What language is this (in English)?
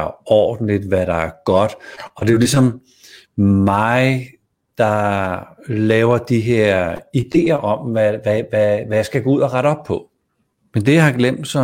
Danish